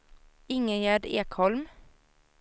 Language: Swedish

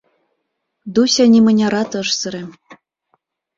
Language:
Mari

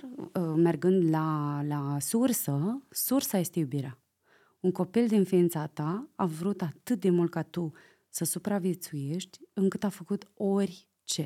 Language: Romanian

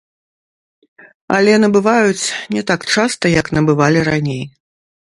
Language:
Belarusian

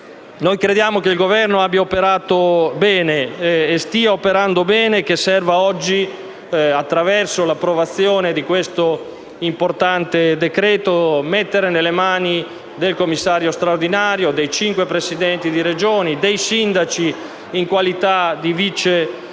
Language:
Italian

